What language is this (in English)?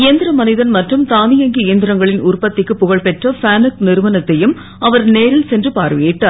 Tamil